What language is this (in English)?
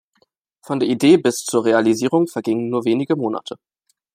German